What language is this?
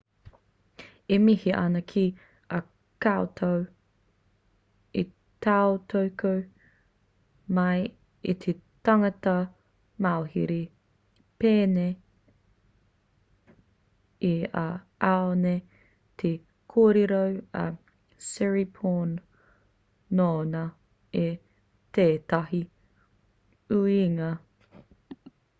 Māori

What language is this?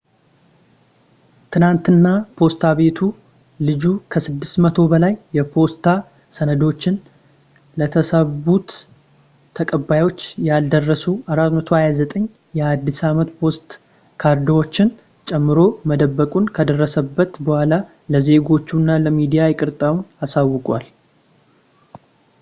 Amharic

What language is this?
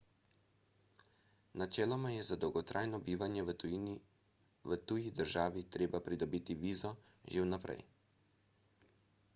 Slovenian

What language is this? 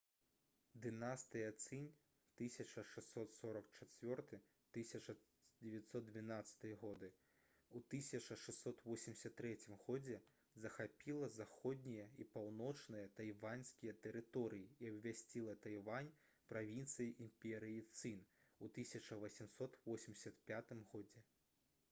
Belarusian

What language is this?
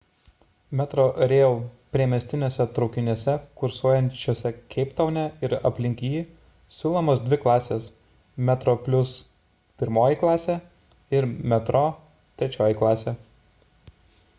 Lithuanian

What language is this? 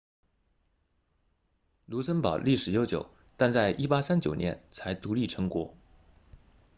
Chinese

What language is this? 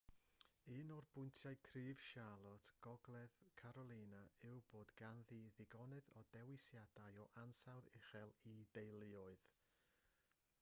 Welsh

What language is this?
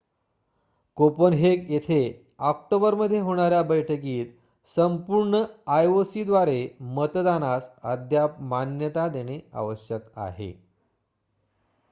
Marathi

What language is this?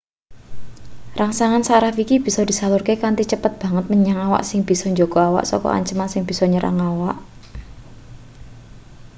Javanese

